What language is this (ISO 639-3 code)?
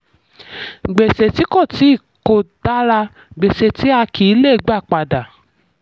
yor